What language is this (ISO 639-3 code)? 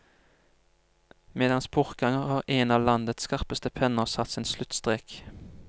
nor